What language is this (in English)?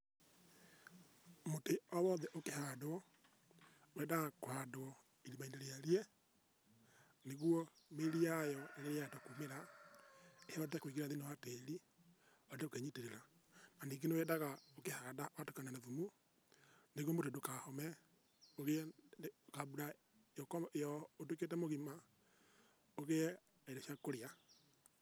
Kikuyu